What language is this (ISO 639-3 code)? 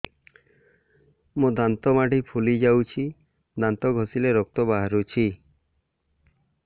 ori